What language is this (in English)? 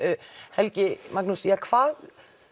Icelandic